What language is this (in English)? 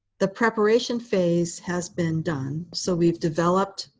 English